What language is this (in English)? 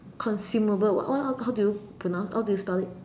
English